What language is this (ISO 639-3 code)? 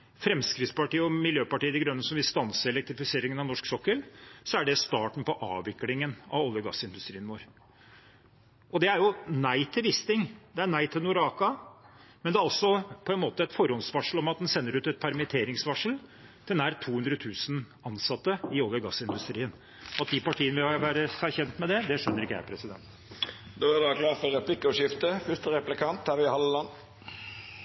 nor